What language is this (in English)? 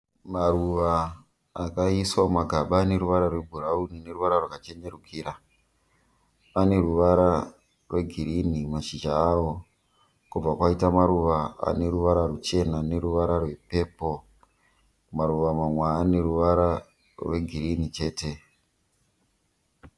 Shona